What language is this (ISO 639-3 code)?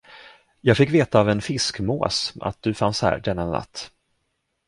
swe